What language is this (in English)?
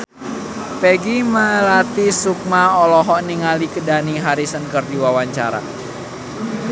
Sundanese